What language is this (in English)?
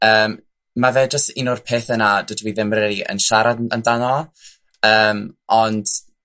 Welsh